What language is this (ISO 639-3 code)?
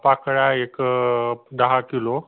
mar